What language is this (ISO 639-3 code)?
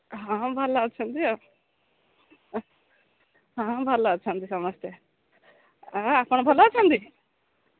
ori